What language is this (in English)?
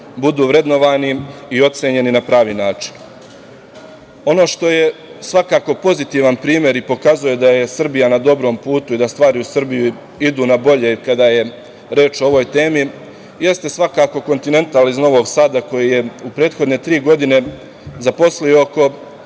Serbian